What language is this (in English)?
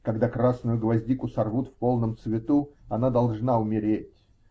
Russian